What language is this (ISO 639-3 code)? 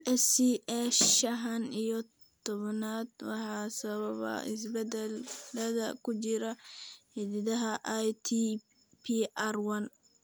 som